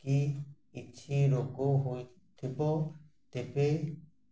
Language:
Odia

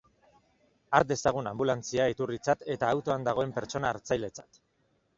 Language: Basque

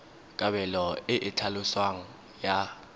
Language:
Tswana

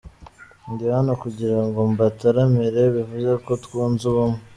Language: Kinyarwanda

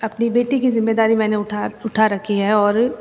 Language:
Hindi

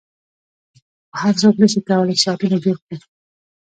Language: Pashto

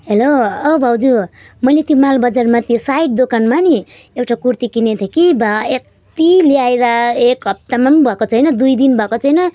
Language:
Nepali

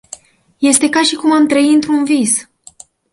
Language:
Romanian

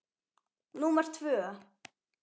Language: Icelandic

